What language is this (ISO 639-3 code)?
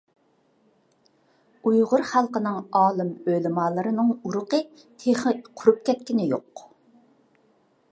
uig